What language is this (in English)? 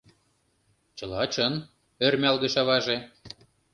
Mari